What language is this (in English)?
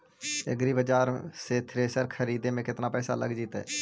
Magahi